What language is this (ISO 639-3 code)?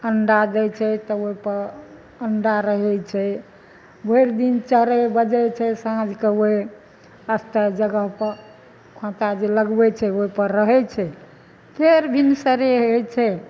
mai